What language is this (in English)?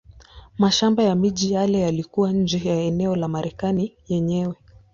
Swahili